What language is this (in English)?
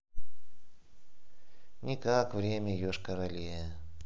Russian